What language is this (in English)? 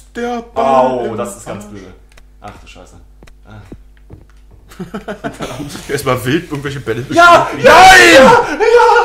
German